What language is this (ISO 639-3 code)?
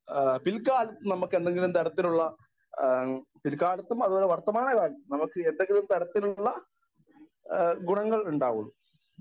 mal